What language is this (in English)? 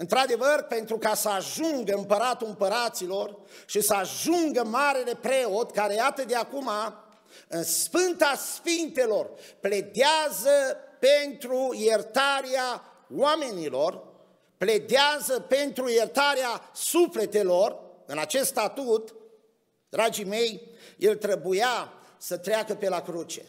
Romanian